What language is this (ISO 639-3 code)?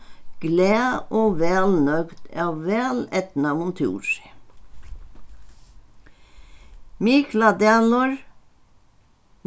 fao